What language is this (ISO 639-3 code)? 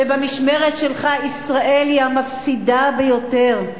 heb